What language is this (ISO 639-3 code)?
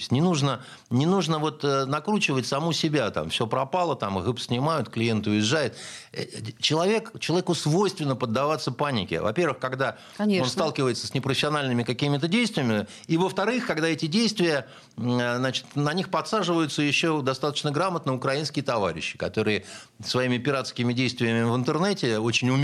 rus